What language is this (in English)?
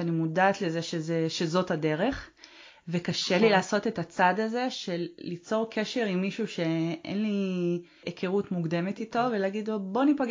Hebrew